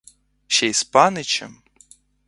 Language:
Ukrainian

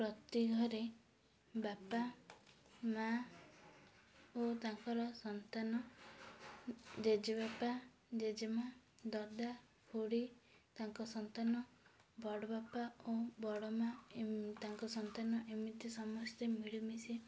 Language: Odia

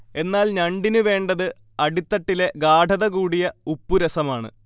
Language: Malayalam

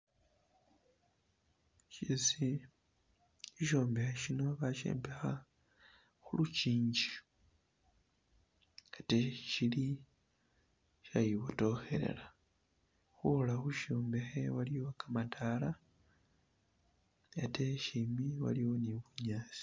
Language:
Masaaba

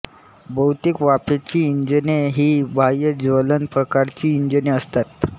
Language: Marathi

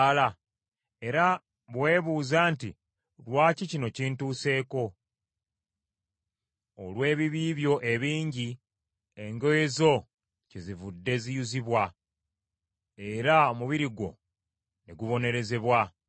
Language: Ganda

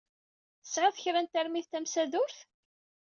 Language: Kabyle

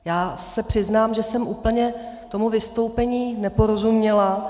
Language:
Czech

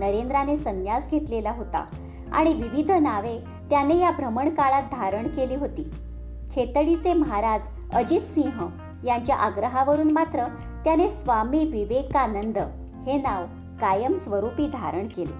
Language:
Marathi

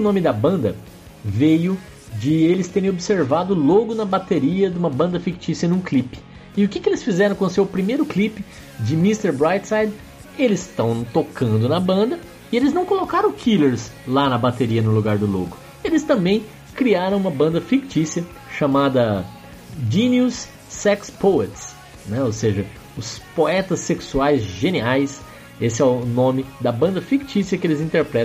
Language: Portuguese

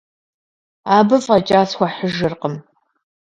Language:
Kabardian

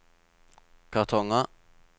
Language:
Norwegian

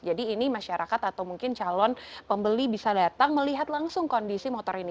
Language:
Indonesian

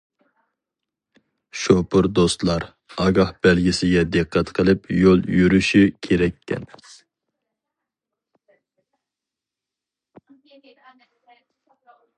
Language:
Uyghur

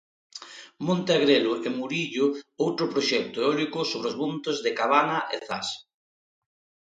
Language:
Galician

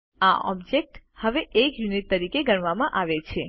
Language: Gujarati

